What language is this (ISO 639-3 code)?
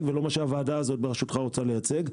heb